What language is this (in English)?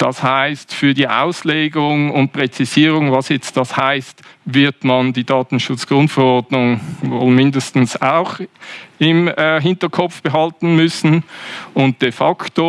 German